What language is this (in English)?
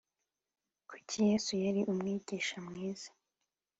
Kinyarwanda